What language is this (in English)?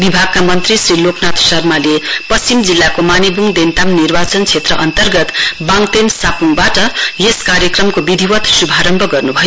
Nepali